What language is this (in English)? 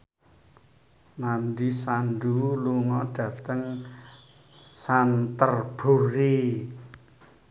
Javanese